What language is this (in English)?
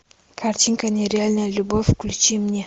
Russian